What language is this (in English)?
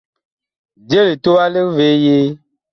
Bakoko